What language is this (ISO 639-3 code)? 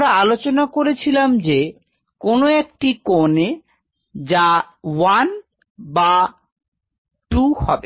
ben